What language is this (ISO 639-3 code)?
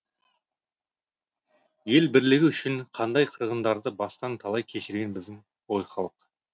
kaz